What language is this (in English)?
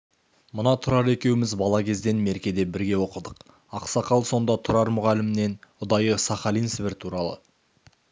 Kazakh